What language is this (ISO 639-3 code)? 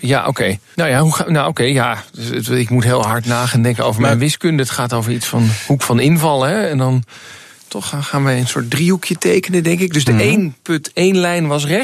nld